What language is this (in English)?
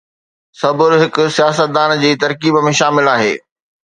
Sindhi